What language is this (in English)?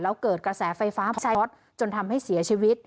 Thai